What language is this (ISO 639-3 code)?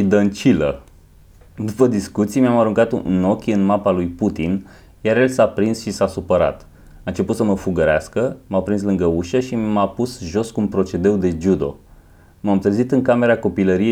ron